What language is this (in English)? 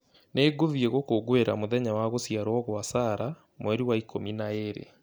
Kikuyu